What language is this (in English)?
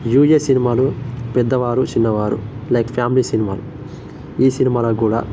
Telugu